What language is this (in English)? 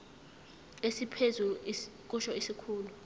Zulu